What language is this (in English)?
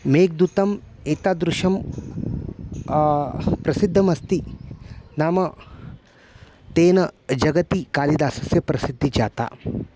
Sanskrit